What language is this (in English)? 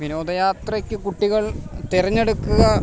Malayalam